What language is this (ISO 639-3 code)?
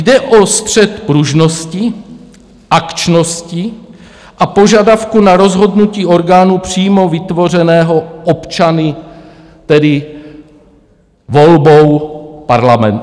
ces